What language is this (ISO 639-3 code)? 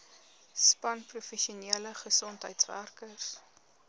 afr